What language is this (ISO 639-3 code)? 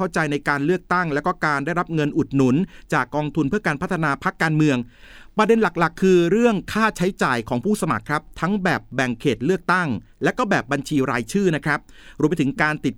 tha